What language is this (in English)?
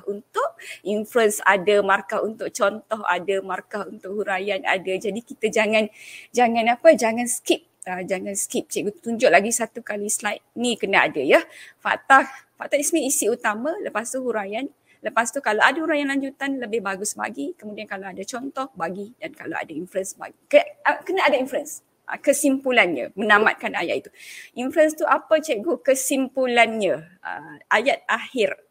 Malay